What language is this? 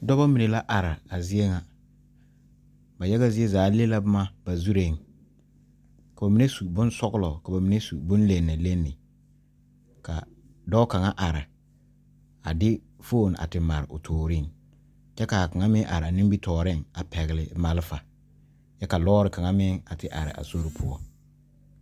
Southern Dagaare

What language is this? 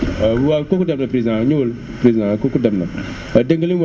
Wolof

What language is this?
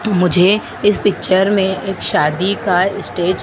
Hindi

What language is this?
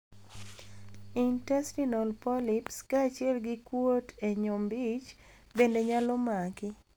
Luo (Kenya and Tanzania)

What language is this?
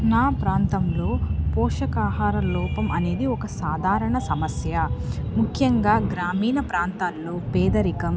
Telugu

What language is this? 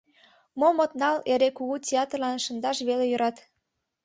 Mari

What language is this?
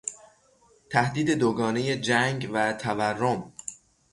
Persian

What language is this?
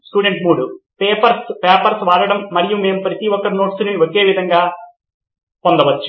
Telugu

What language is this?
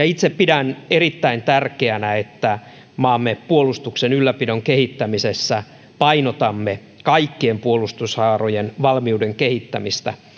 Finnish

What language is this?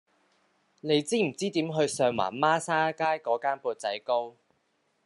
Cantonese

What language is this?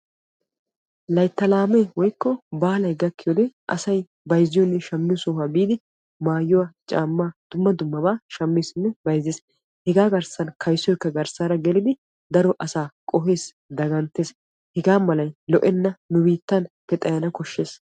Wolaytta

